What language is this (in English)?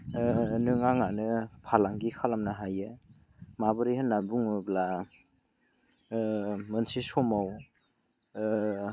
Bodo